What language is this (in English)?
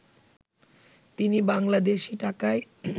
Bangla